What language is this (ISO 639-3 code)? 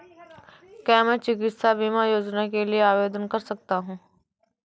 hin